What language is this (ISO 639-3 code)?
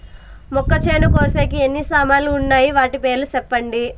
tel